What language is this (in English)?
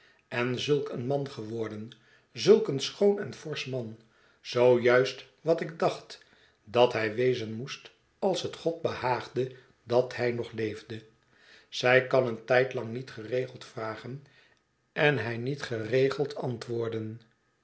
Dutch